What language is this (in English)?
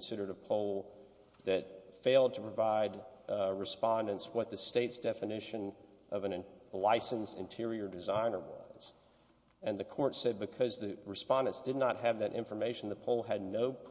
English